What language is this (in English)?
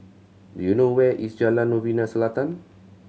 English